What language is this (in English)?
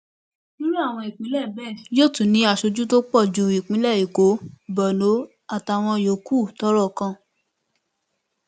Yoruba